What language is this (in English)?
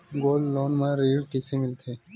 Chhattisgarhi